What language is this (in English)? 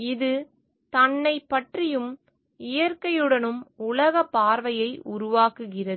Tamil